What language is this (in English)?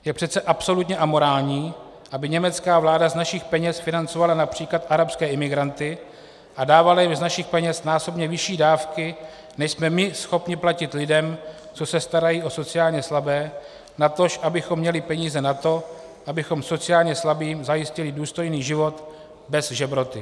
Czech